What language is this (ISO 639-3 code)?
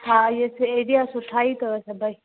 snd